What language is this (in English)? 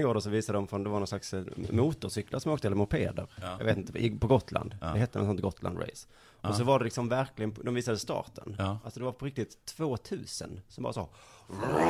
Swedish